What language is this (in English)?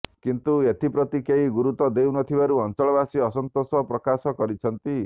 Odia